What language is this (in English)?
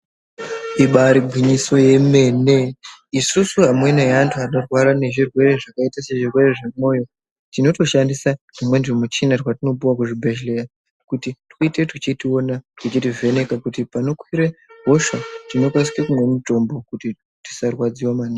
Ndau